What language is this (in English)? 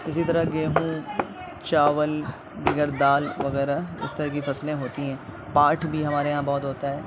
Urdu